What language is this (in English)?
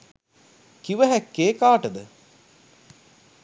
Sinhala